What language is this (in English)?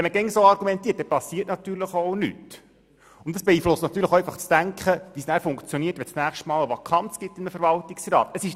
Swiss German